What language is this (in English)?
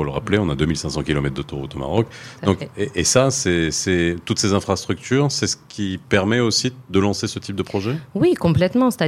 French